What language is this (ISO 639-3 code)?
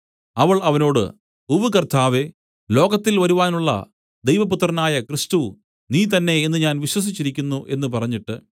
mal